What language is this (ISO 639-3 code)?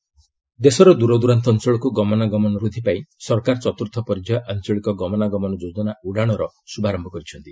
ori